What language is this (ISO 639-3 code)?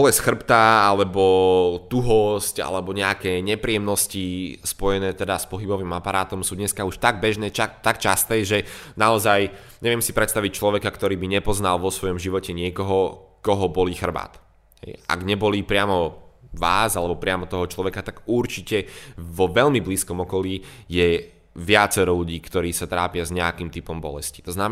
slk